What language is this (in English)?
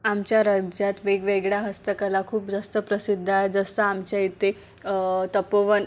Marathi